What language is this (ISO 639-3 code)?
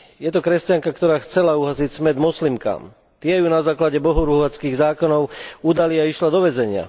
slk